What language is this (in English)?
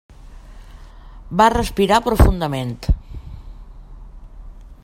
Catalan